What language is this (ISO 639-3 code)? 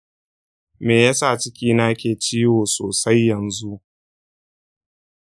hau